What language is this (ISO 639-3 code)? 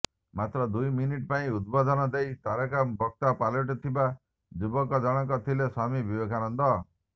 ori